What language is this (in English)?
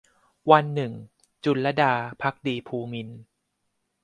Thai